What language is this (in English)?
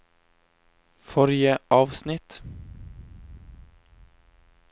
Norwegian